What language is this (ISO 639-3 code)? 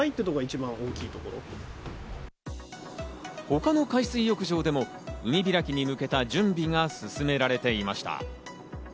jpn